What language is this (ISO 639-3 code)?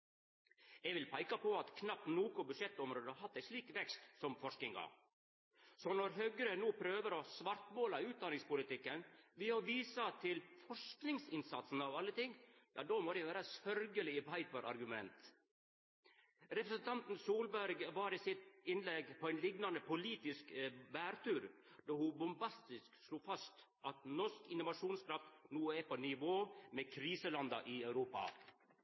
nno